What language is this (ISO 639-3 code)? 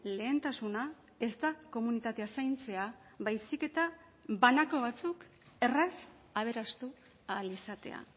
eus